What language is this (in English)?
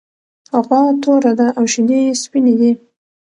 Pashto